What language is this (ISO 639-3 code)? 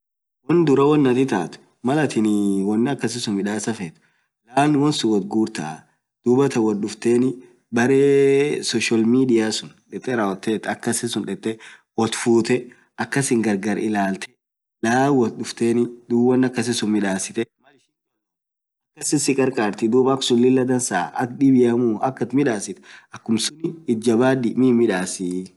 orc